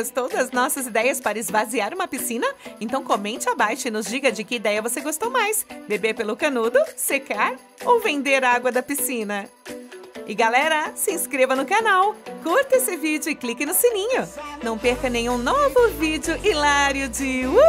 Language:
Portuguese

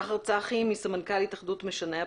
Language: Hebrew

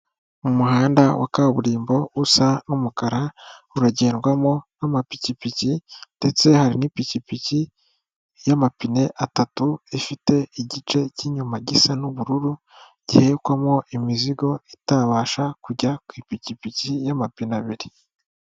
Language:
Kinyarwanda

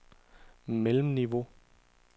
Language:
Danish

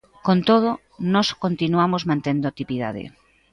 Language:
Galician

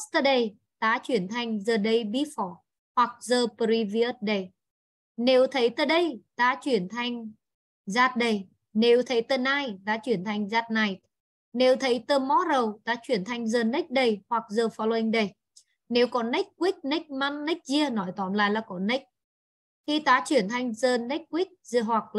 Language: Vietnamese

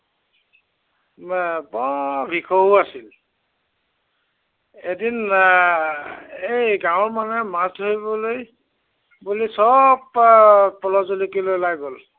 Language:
Assamese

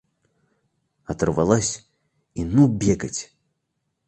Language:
Russian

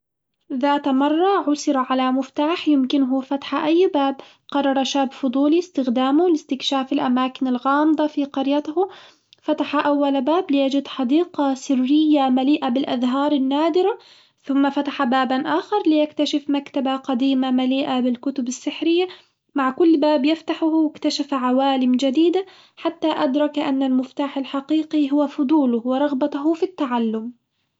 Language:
Hijazi Arabic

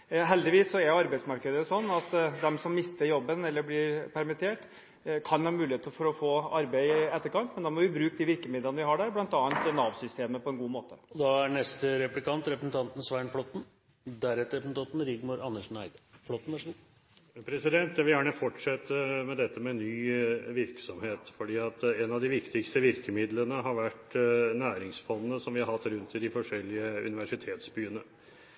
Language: Norwegian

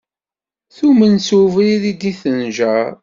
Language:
Kabyle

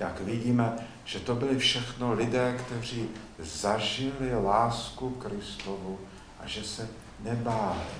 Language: Czech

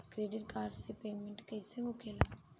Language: Bhojpuri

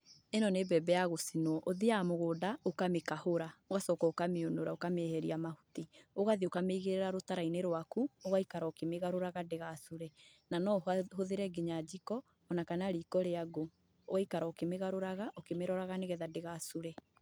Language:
Kikuyu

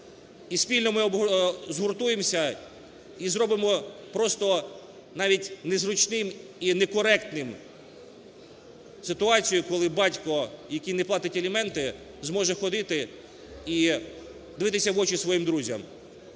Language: Ukrainian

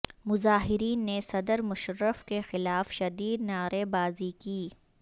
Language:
Urdu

